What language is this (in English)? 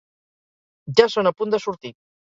Catalan